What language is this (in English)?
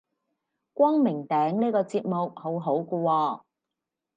Cantonese